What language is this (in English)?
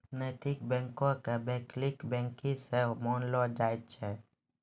Maithili